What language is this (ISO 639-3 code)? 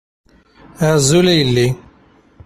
kab